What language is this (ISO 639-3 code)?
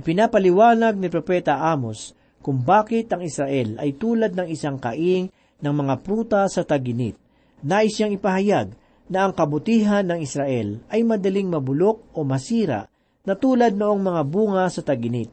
fil